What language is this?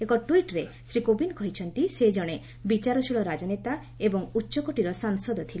Odia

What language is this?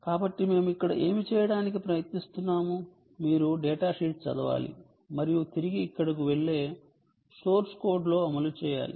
Telugu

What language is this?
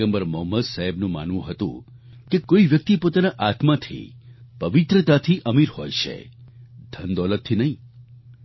Gujarati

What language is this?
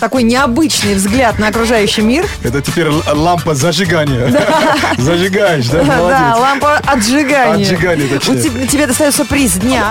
Russian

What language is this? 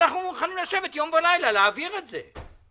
Hebrew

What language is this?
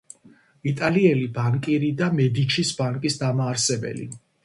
Georgian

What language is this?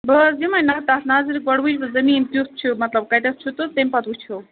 Kashmiri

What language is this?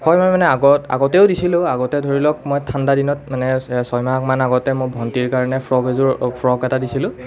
Assamese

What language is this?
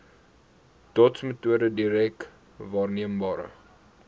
Afrikaans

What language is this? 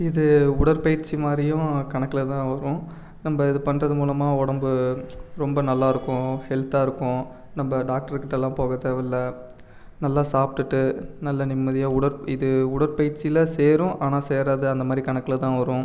Tamil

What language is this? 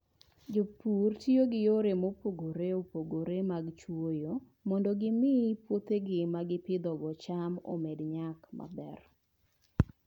Luo (Kenya and Tanzania)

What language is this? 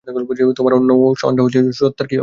Bangla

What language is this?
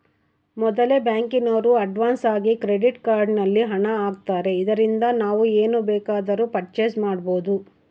Kannada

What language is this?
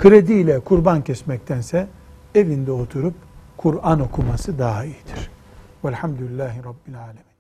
Turkish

